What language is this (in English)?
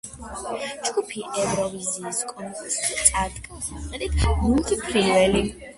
Georgian